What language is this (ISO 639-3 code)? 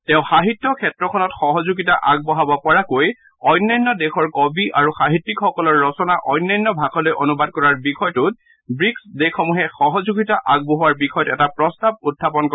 asm